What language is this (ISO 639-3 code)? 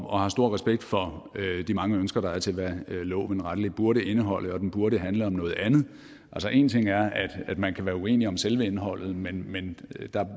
dan